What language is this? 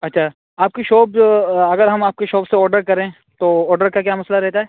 Urdu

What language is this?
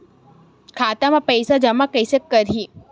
Chhattisgarhi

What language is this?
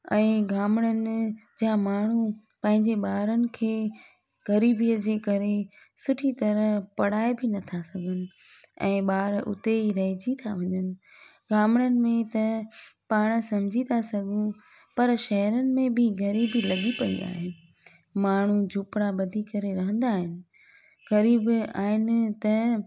Sindhi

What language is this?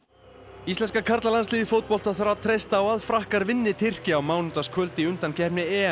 Icelandic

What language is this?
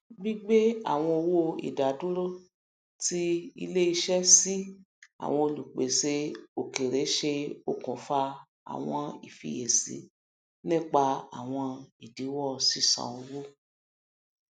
Yoruba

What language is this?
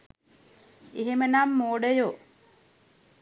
Sinhala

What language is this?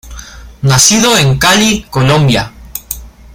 Spanish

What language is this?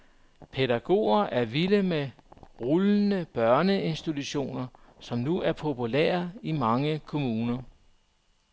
Danish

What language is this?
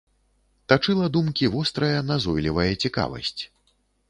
Belarusian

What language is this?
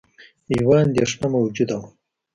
Pashto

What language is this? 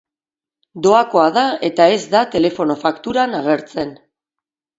Basque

